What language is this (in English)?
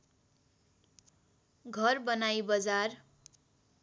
Nepali